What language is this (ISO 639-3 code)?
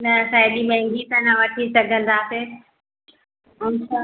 snd